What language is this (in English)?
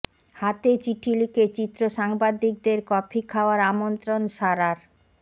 Bangla